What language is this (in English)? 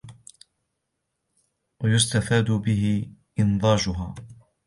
Arabic